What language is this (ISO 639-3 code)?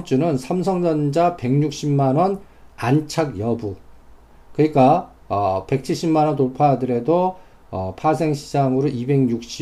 kor